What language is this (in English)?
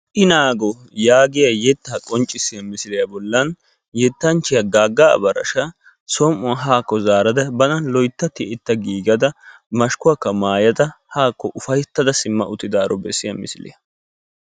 Wolaytta